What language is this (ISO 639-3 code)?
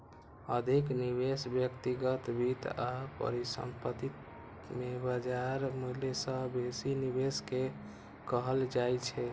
mai